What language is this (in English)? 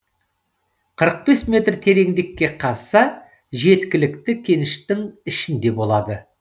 Kazakh